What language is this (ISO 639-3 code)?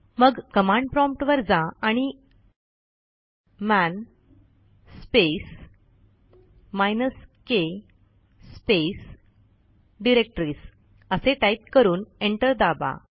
mar